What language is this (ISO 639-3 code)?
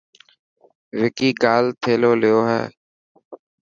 mki